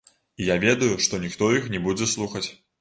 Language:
Belarusian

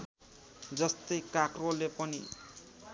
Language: Nepali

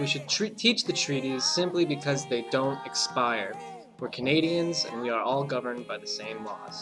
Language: English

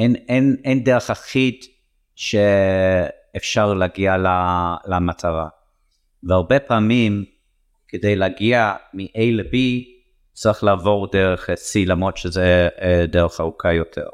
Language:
Hebrew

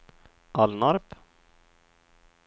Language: Swedish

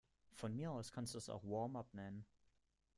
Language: German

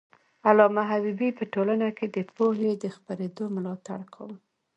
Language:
Pashto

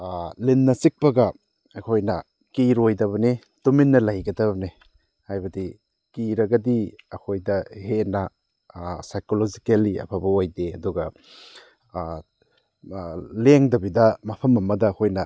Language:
Manipuri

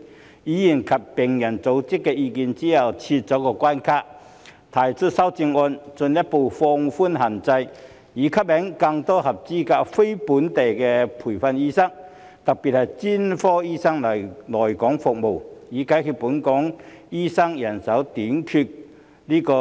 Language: Cantonese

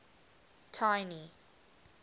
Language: English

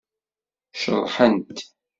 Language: Kabyle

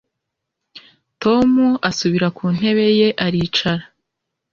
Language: Kinyarwanda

